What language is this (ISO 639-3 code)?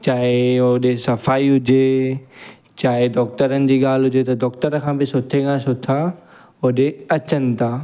snd